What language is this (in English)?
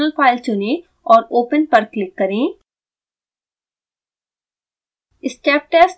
Hindi